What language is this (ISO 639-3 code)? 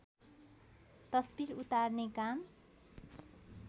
nep